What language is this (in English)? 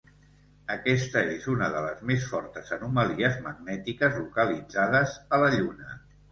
Catalan